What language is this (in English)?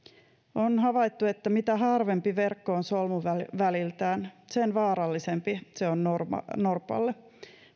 Finnish